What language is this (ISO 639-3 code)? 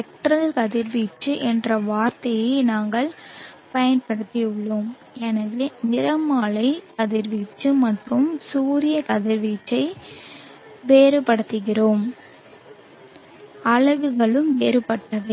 tam